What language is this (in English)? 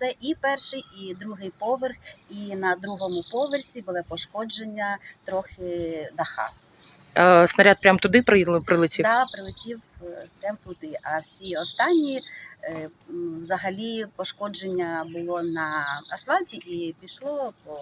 Ukrainian